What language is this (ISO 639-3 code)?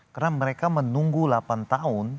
ind